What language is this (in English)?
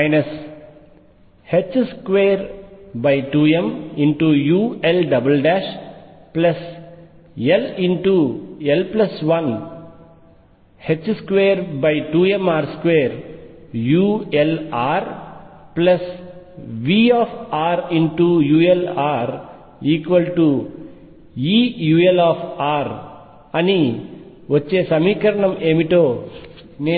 Telugu